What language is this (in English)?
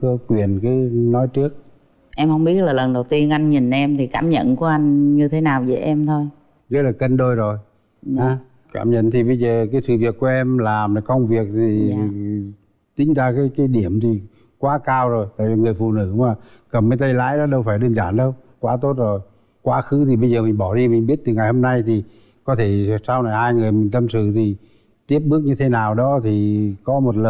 Vietnamese